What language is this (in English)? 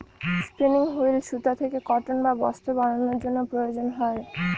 Bangla